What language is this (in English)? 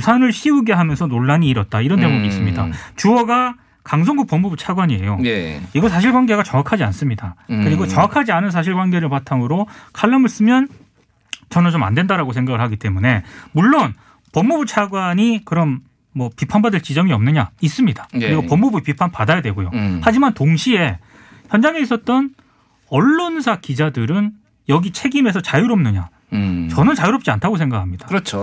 Korean